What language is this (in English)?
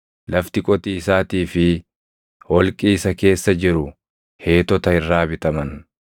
Oromo